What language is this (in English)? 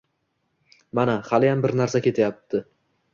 Uzbek